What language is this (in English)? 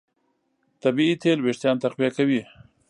Pashto